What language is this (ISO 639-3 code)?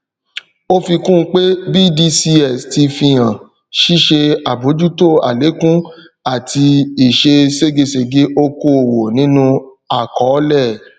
yor